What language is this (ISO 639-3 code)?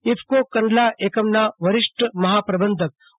guj